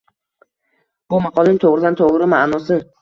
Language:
Uzbek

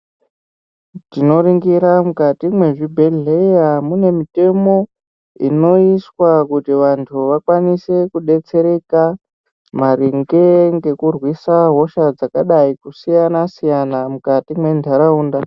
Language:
Ndau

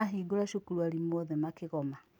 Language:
Kikuyu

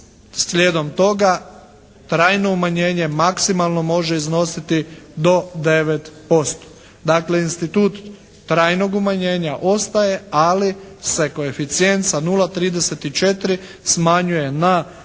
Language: Croatian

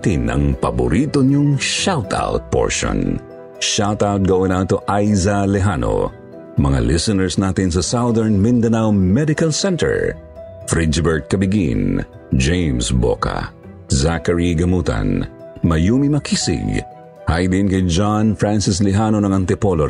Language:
Filipino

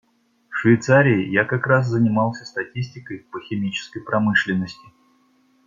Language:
Russian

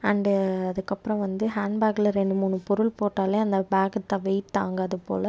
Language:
Tamil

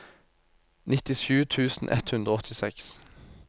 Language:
Norwegian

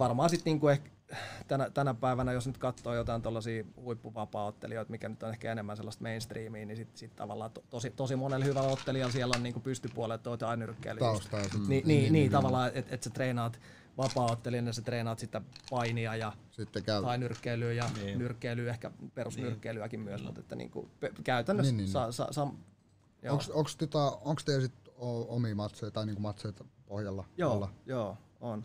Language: Finnish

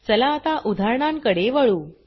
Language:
Marathi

